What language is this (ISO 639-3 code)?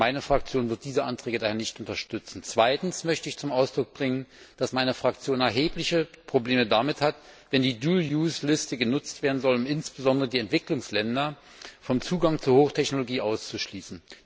deu